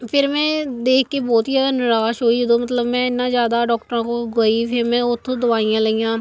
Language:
Punjabi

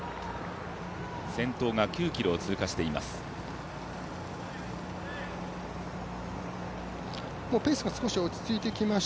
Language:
Japanese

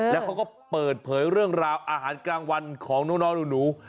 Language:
Thai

